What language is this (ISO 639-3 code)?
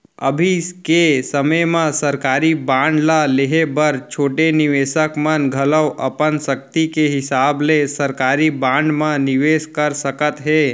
hne